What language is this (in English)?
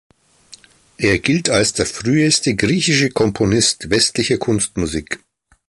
German